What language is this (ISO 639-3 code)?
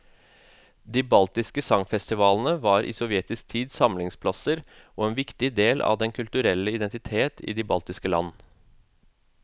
nor